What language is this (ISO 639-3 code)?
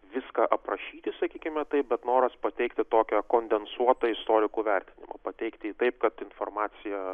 lit